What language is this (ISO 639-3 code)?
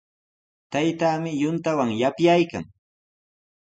qws